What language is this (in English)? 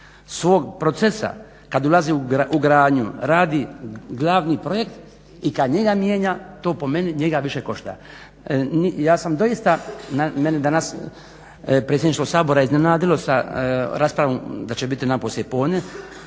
Croatian